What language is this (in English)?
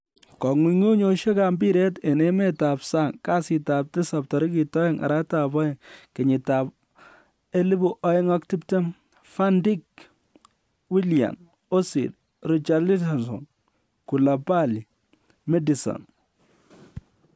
Kalenjin